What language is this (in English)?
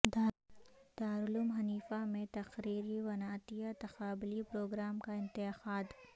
Urdu